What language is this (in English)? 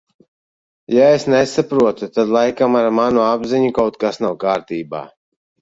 Latvian